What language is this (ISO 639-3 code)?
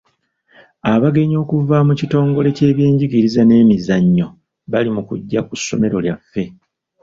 lug